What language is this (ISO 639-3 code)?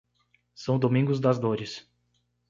por